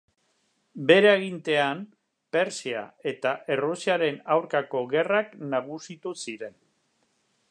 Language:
Basque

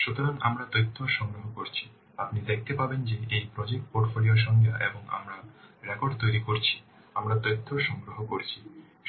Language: Bangla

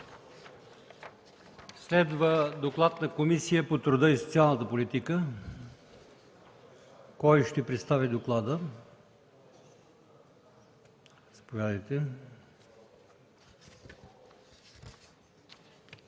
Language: Bulgarian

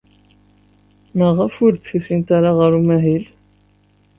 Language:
Kabyle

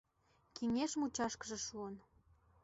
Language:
Mari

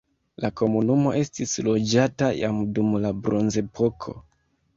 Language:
Esperanto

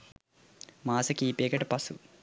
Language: Sinhala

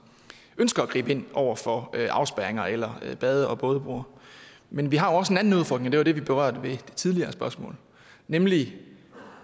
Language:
Danish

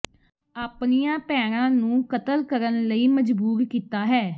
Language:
Punjabi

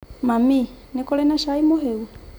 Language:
Kikuyu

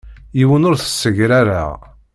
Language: Kabyle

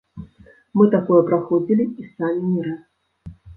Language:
Belarusian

